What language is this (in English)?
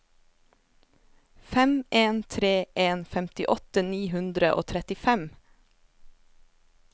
Norwegian